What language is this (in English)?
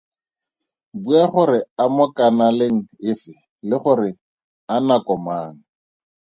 Tswana